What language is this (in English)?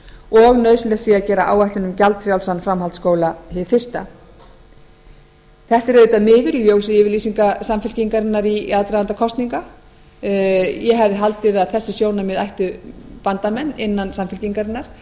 Icelandic